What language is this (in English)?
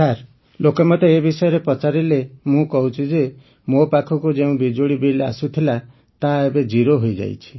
Odia